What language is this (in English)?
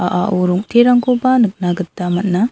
Garo